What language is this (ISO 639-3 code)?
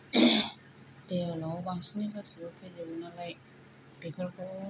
brx